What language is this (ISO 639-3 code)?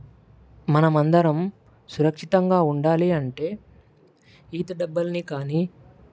tel